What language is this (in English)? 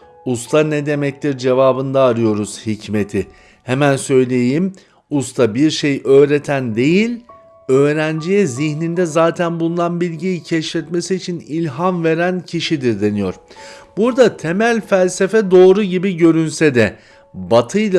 Turkish